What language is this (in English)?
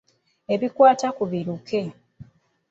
Ganda